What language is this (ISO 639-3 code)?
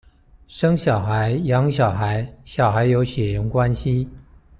zho